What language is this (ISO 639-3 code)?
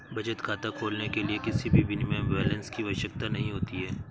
hin